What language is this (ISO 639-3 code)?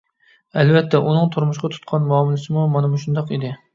uig